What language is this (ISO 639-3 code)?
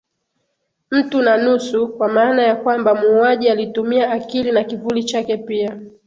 swa